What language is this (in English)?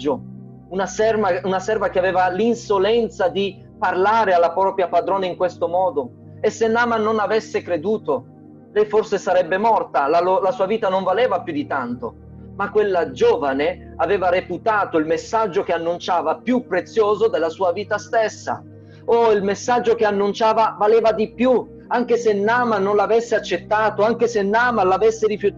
Italian